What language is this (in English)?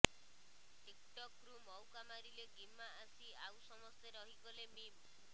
Odia